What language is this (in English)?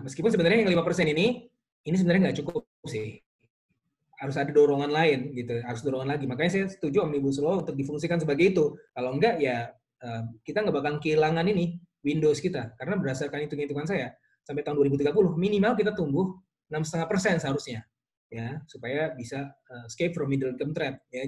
Indonesian